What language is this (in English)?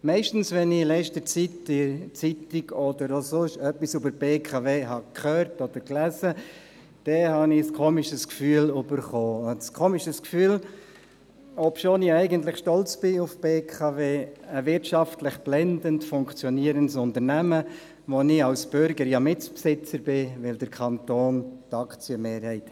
Swiss German